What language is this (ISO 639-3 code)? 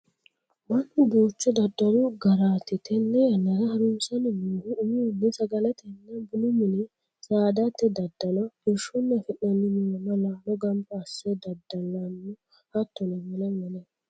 sid